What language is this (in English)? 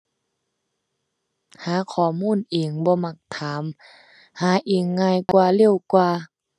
Thai